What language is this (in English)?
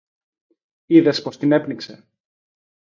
Greek